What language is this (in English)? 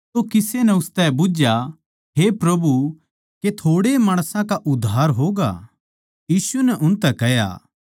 Haryanvi